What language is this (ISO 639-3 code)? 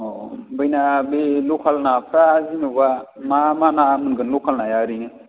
brx